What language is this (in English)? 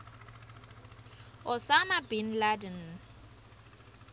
Swati